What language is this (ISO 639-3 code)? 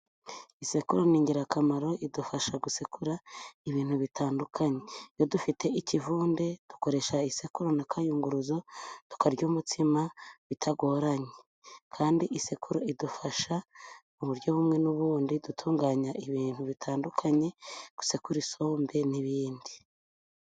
kin